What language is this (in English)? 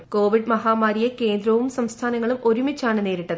Malayalam